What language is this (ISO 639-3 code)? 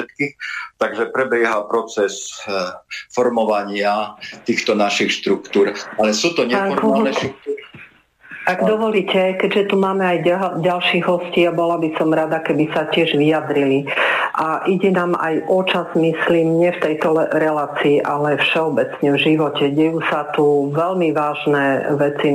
slk